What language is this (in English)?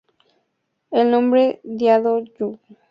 Spanish